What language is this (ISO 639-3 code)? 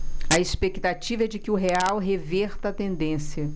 por